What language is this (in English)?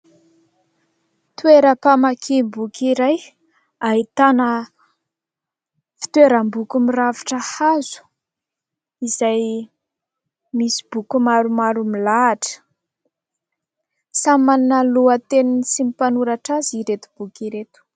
Malagasy